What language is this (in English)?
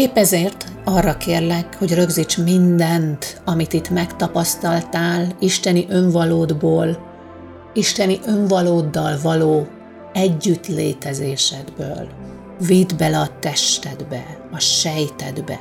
Hungarian